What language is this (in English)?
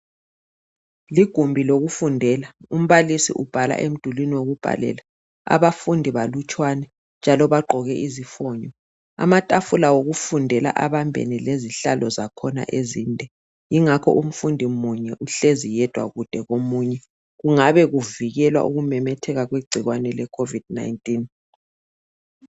North Ndebele